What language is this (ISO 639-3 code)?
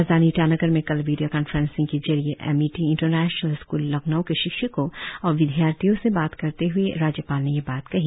hin